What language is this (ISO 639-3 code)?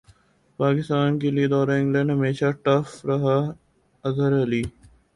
urd